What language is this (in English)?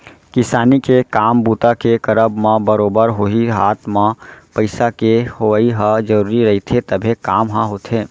Chhattisgarhi